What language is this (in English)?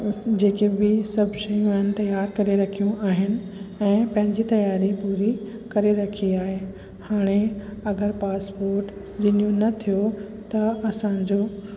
Sindhi